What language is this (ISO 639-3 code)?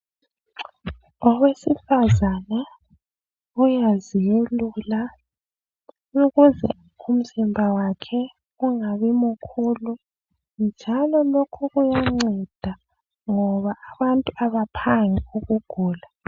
nde